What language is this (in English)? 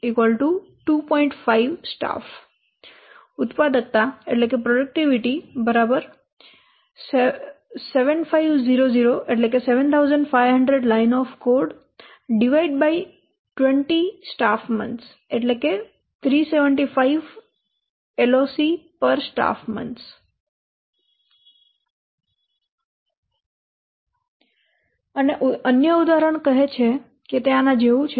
Gujarati